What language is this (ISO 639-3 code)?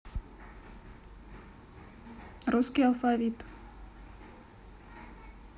rus